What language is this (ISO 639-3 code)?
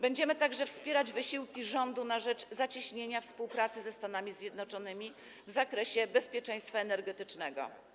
pol